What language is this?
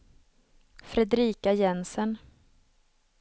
Swedish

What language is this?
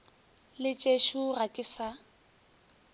Northern Sotho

